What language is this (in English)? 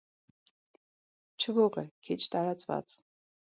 Armenian